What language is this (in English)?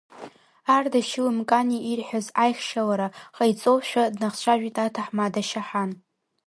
Abkhazian